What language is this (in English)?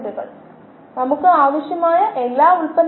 Malayalam